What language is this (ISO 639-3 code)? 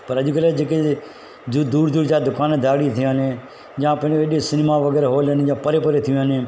snd